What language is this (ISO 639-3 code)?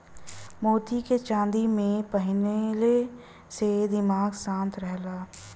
bho